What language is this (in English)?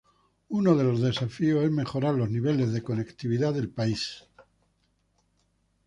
Spanish